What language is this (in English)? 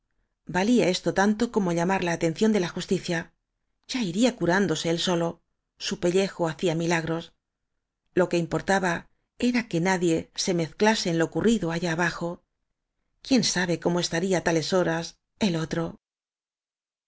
Spanish